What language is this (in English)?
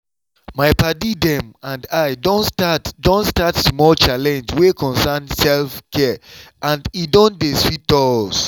Nigerian Pidgin